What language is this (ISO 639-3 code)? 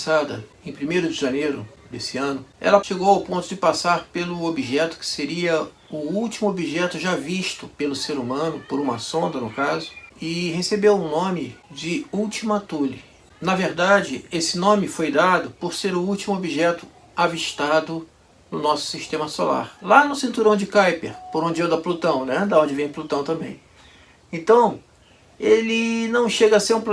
por